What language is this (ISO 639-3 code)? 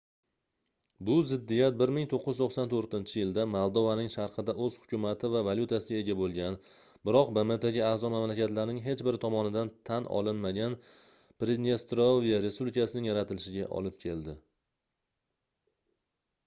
uzb